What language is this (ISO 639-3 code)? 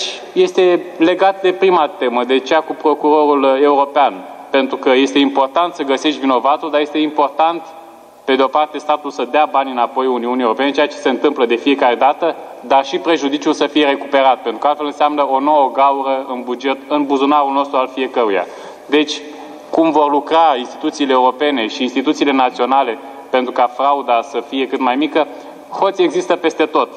ron